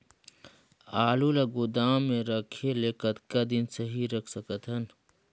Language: Chhattisgarhi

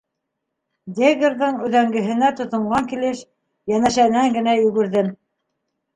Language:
Bashkir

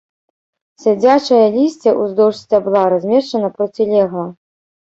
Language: Belarusian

